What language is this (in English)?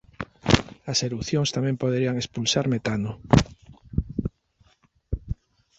Galician